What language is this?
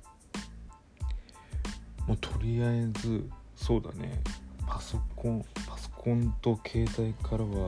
Japanese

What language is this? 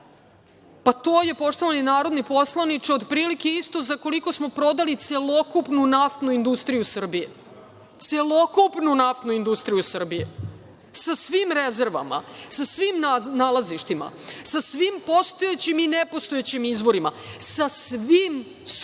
Serbian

